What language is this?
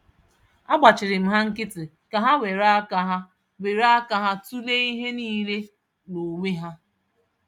Igbo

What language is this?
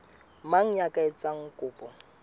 Southern Sotho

